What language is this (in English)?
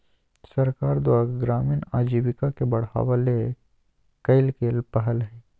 Magahi